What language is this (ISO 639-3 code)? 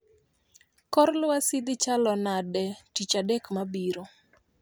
luo